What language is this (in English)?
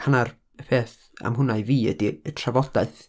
Welsh